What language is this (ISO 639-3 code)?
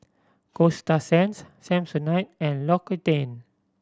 eng